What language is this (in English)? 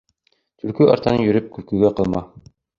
Bashkir